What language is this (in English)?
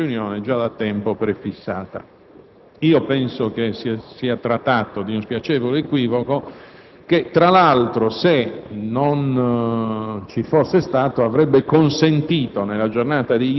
Italian